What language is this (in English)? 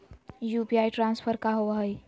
Magahi